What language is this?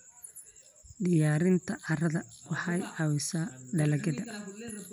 Somali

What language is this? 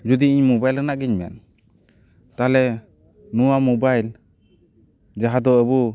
Santali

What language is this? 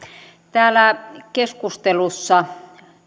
Finnish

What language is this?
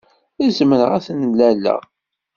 Kabyle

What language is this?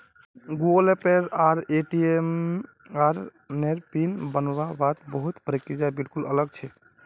Magahi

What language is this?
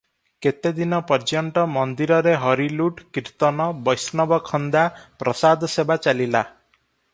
Odia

